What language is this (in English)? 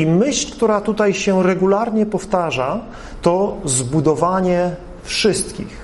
Polish